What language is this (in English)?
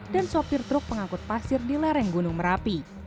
Indonesian